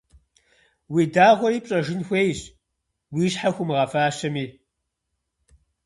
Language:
Kabardian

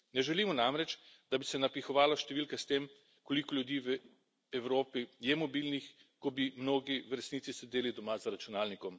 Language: Slovenian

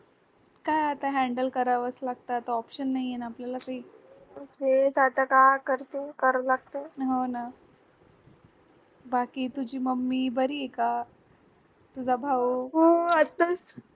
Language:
Marathi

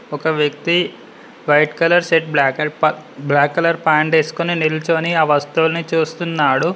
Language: Telugu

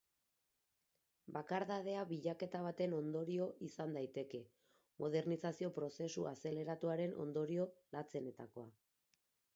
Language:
Basque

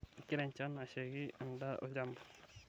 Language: Masai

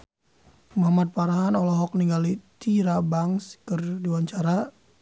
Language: Sundanese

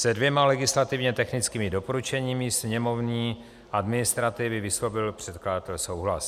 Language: Czech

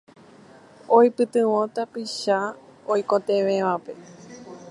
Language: Guarani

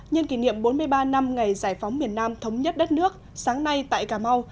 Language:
Vietnamese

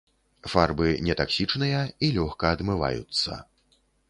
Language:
Belarusian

